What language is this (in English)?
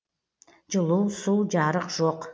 Kazakh